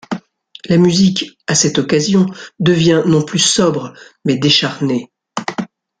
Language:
French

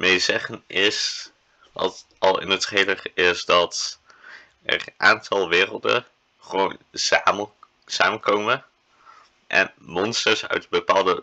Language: Dutch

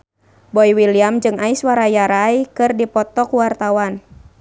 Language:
Sundanese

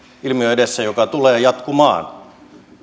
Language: Finnish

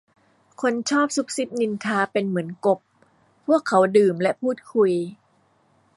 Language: Thai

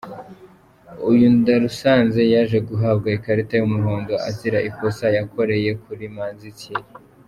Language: Kinyarwanda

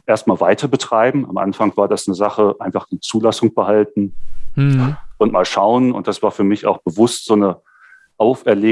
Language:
German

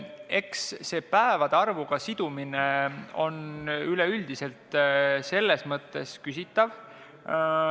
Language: Estonian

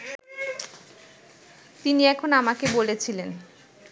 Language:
Bangla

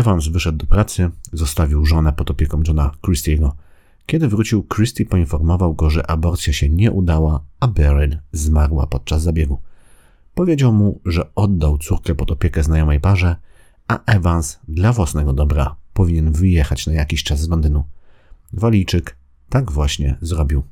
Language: Polish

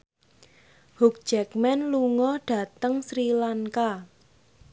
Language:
Javanese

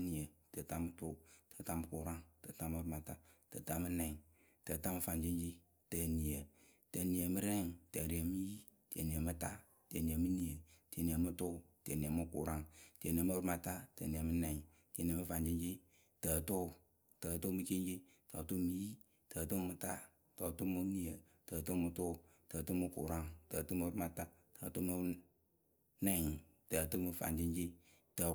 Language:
Akebu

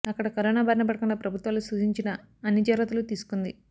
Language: Telugu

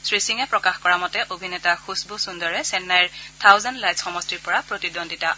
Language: Assamese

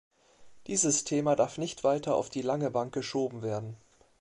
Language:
German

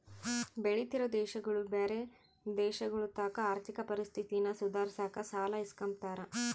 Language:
Kannada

